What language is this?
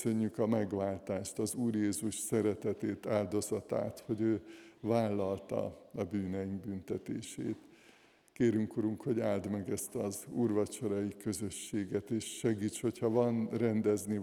Hungarian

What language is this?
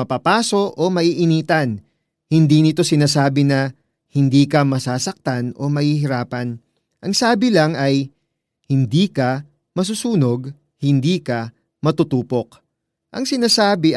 Filipino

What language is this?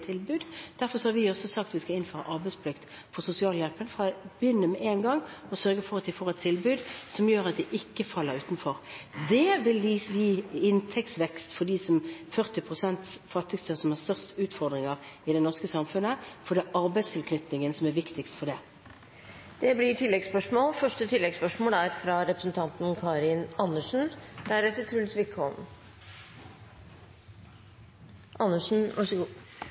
Norwegian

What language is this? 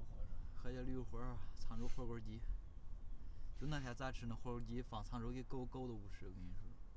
Chinese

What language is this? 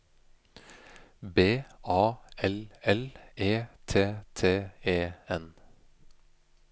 Norwegian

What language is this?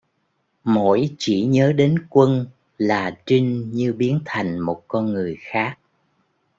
Vietnamese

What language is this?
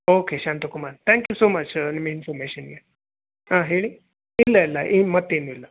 Kannada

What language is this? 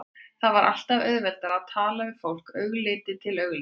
Icelandic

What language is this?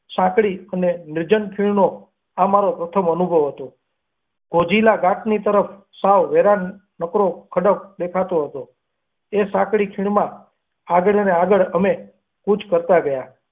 Gujarati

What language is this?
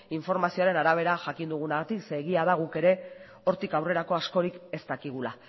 Basque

